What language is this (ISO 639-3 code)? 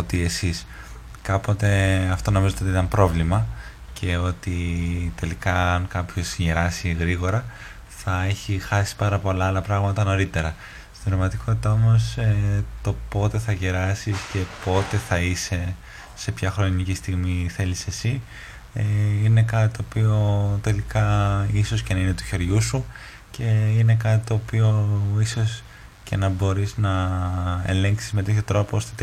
ell